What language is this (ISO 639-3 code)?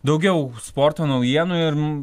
lit